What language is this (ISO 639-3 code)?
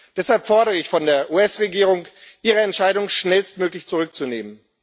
deu